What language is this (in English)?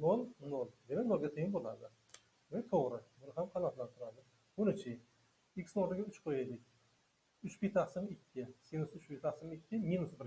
Turkish